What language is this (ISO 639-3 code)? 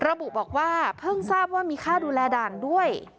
tha